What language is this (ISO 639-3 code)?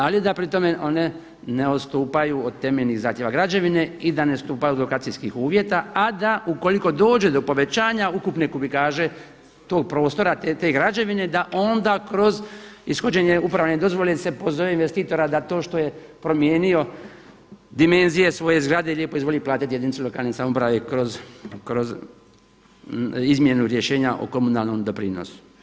hrv